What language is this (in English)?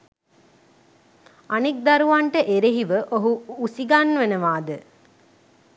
Sinhala